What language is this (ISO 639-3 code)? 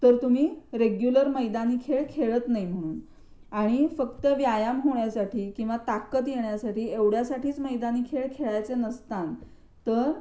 mar